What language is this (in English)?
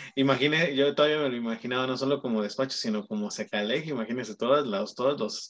Spanish